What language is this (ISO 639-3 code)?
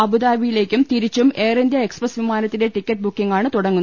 mal